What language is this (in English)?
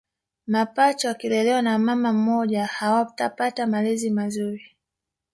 Swahili